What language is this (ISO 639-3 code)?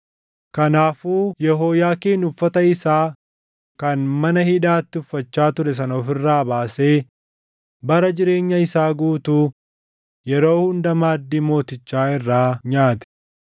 orm